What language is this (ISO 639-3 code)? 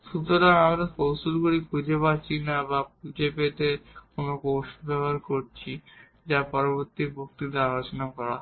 ben